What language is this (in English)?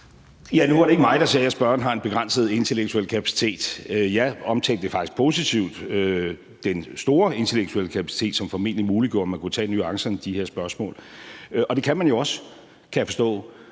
Danish